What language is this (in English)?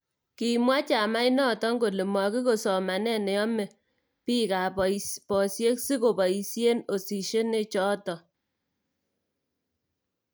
Kalenjin